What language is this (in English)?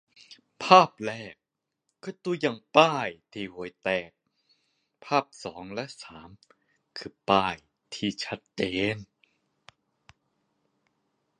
Thai